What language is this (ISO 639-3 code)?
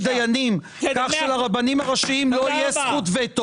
heb